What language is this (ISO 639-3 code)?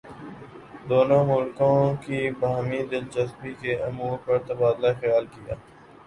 urd